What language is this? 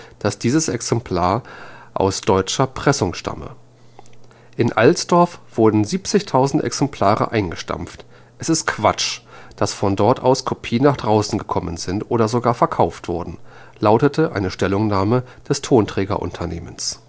German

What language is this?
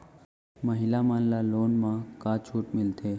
Chhattisgarhi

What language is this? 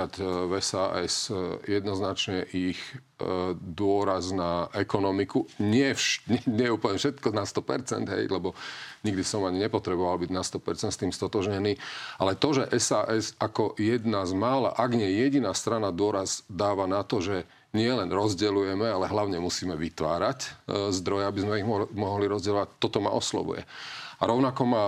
Slovak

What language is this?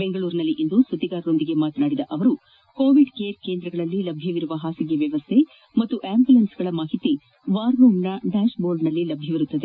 Kannada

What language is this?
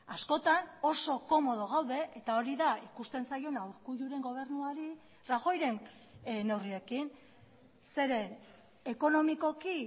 Basque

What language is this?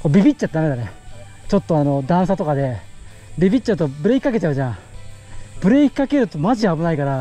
Japanese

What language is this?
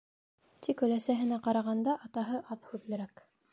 Bashkir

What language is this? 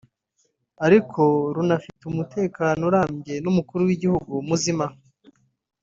Kinyarwanda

